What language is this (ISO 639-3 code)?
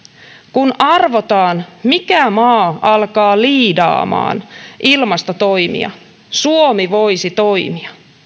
fin